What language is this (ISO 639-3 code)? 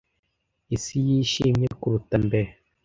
kin